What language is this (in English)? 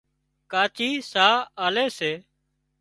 Wadiyara Koli